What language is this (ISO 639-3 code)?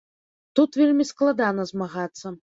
bel